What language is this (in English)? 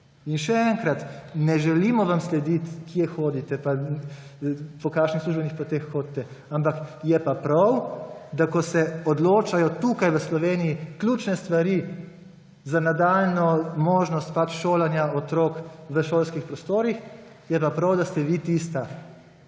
Slovenian